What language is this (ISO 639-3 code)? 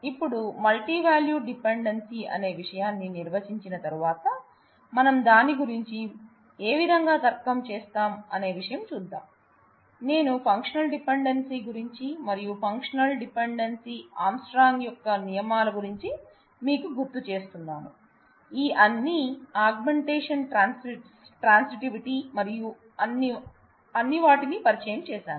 tel